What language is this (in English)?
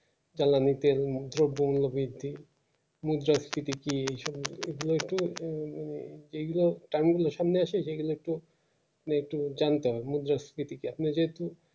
Bangla